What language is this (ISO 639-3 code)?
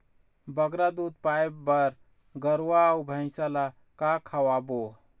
hne